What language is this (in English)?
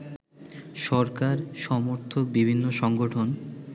Bangla